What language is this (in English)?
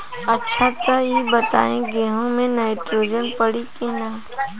Bhojpuri